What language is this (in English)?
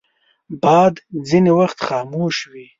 Pashto